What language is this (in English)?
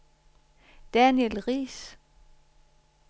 Danish